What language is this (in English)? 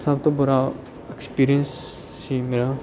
Punjabi